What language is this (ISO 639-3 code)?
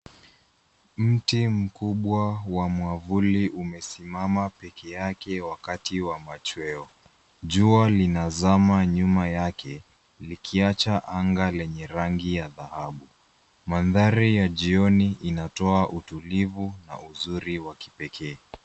swa